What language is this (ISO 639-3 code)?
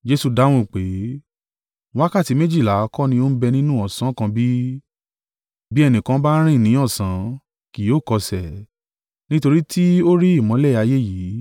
yor